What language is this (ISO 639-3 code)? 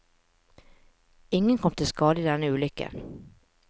nor